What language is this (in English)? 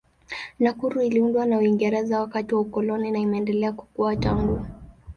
Swahili